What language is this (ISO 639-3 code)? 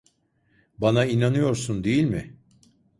tur